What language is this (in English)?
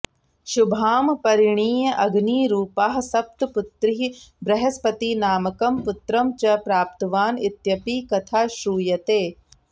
Sanskrit